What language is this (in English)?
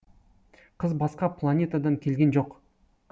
Kazakh